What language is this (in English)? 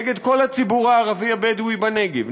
Hebrew